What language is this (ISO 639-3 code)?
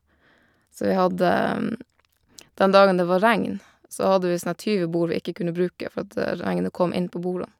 nor